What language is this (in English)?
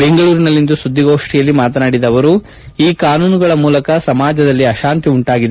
Kannada